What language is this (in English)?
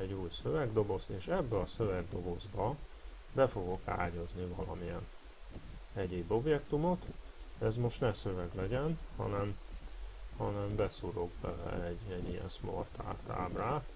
Hungarian